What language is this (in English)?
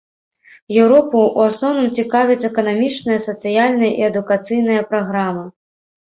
Belarusian